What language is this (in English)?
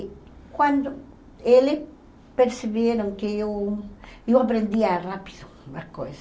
Portuguese